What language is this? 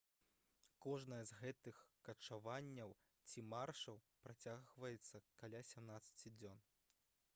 Belarusian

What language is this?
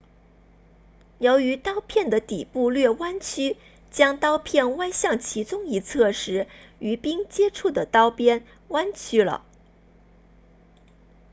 Chinese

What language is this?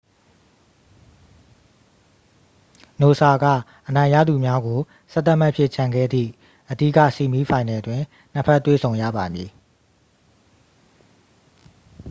Burmese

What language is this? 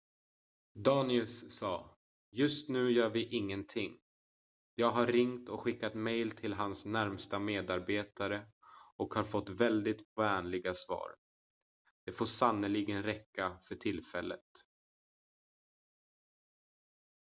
Swedish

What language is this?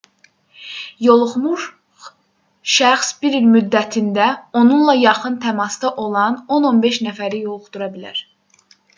Azerbaijani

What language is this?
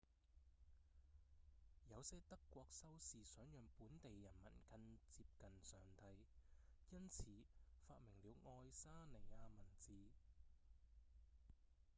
Cantonese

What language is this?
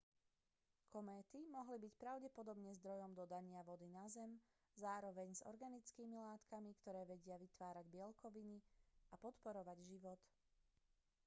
Slovak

